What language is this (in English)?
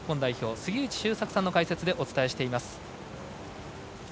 Japanese